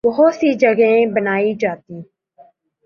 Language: Urdu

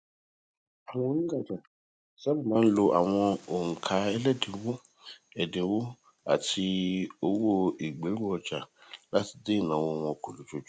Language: Yoruba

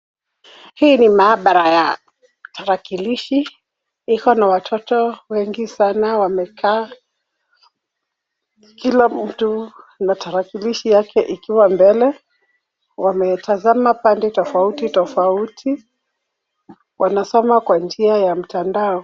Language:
Swahili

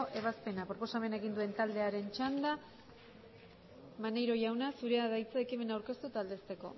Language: Basque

